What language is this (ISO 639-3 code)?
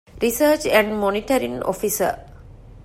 div